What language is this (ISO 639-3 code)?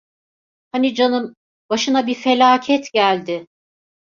tur